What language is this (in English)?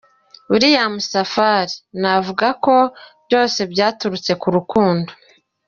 Kinyarwanda